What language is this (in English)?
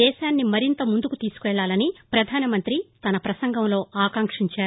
Telugu